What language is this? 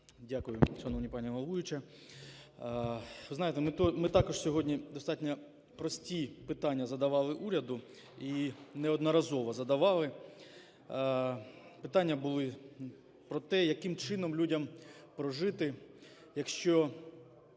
Ukrainian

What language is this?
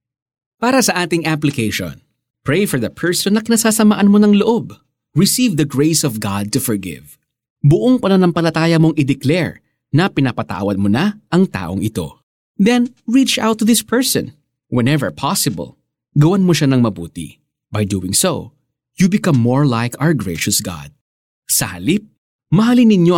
Filipino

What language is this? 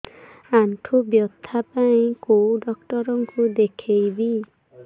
Odia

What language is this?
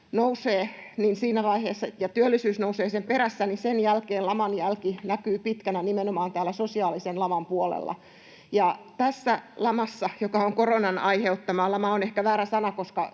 Finnish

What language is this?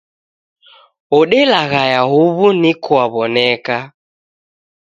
Taita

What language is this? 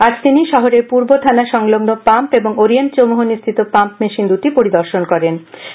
Bangla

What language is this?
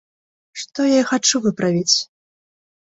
Belarusian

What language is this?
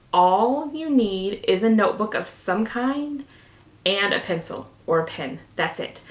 English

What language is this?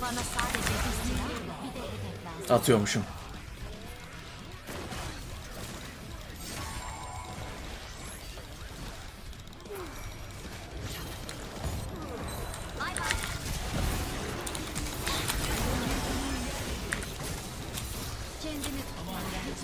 Turkish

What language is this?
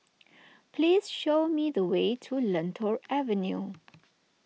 English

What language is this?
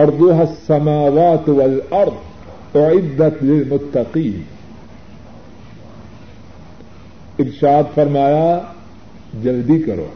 Urdu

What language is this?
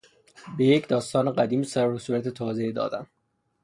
Persian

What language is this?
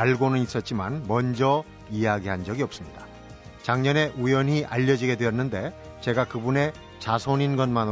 Korean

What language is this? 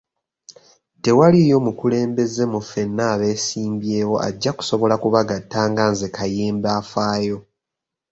Ganda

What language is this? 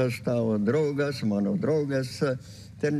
Lithuanian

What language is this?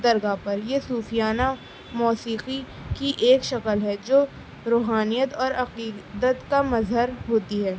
Urdu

